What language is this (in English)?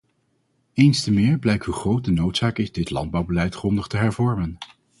Dutch